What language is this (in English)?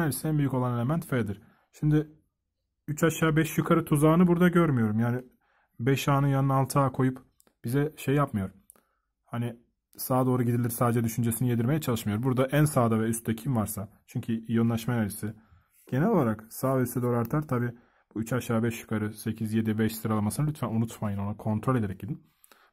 Turkish